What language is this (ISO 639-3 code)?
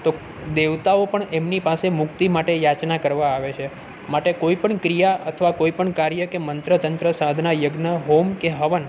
guj